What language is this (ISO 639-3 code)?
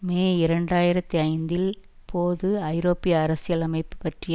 tam